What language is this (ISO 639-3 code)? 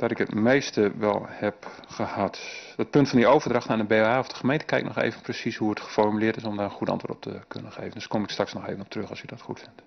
nld